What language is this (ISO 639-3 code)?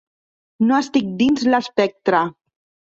cat